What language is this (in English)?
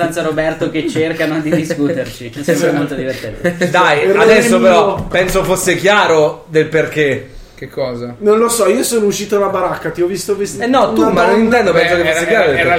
Italian